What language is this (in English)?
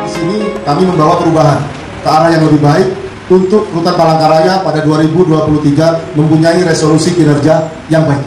Indonesian